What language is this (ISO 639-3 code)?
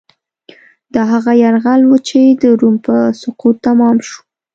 pus